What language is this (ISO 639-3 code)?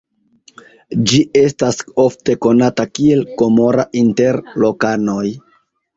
epo